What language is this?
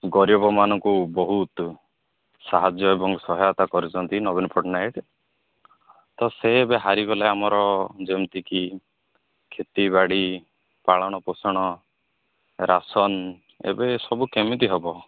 Odia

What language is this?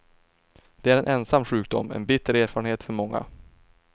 Swedish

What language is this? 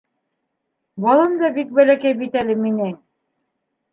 Bashkir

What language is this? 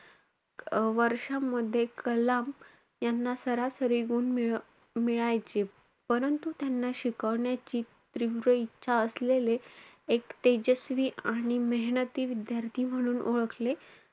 Marathi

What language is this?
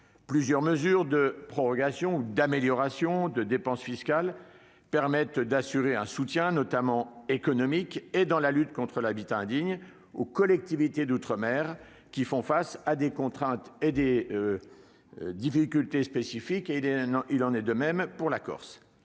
French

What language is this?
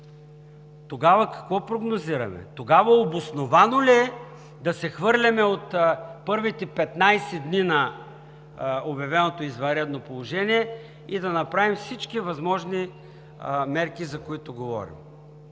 Bulgarian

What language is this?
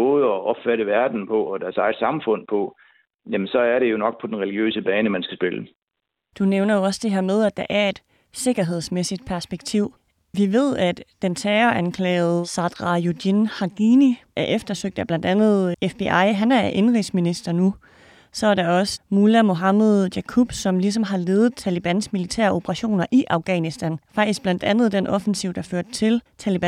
Danish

